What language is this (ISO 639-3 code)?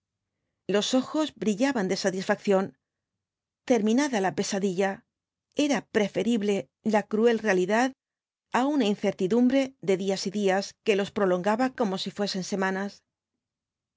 spa